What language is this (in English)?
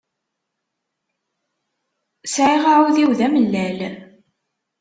Kabyle